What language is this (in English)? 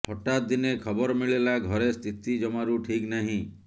Odia